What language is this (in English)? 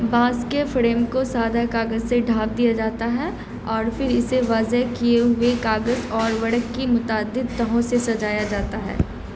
Urdu